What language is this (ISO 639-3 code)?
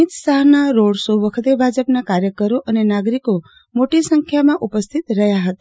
guj